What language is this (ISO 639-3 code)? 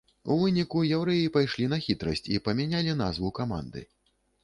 bel